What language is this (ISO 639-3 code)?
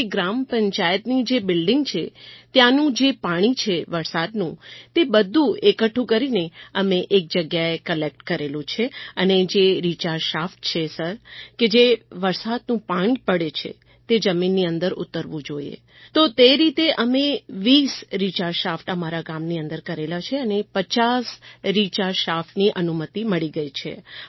guj